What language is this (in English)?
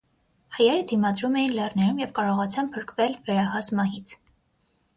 Armenian